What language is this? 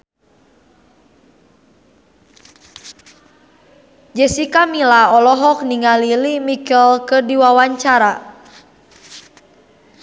Sundanese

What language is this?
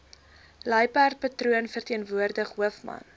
Afrikaans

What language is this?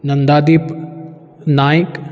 Konkani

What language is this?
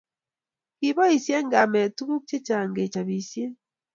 Kalenjin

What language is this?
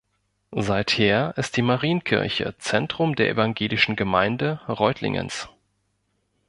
German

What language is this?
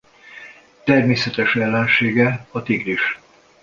Hungarian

